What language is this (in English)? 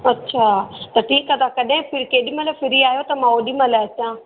Sindhi